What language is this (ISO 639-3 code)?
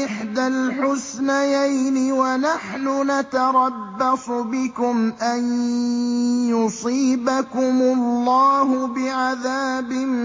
ara